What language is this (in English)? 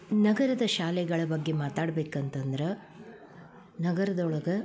Kannada